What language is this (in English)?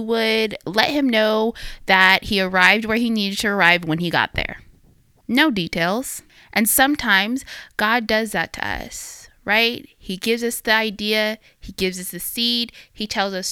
English